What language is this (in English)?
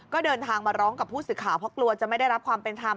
Thai